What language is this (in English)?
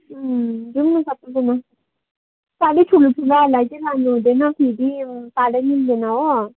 Nepali